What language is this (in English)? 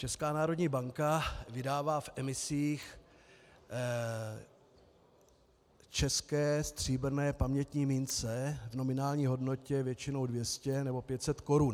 Czech